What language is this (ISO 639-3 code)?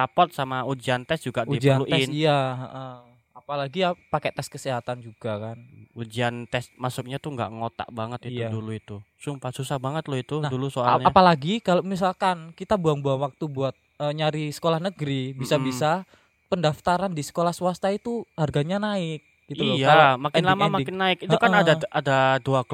ind